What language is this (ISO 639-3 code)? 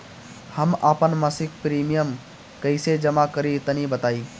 bho